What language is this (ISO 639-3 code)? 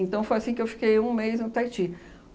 por